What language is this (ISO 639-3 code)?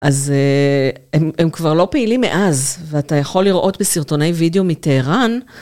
heb